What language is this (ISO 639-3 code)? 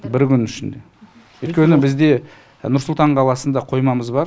kaz